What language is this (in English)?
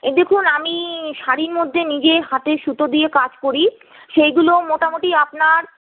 Bangla